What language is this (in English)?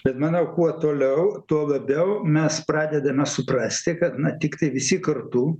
Lithuanian